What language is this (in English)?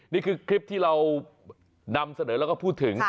Thai